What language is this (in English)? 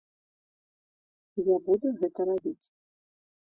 Belarusian